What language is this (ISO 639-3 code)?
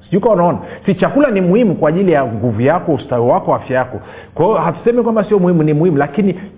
swa